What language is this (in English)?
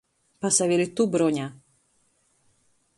Latgalian